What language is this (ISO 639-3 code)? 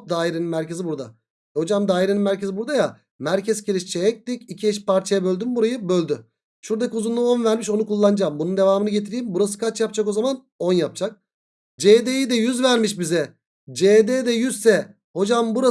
tur